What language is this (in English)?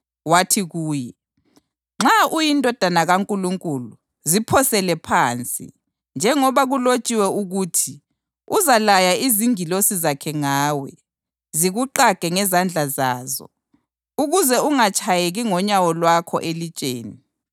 North Ndebele